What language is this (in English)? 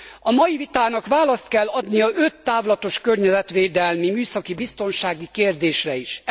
Hungarian